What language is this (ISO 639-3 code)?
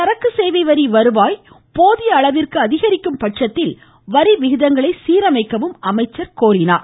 tam